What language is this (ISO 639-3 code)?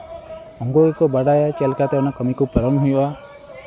sat